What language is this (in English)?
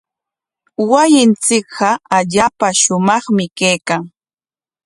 Corongo Ancash Quechua